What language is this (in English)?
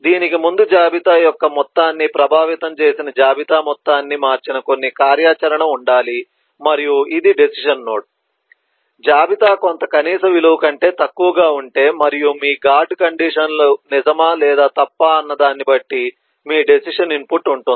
Telugu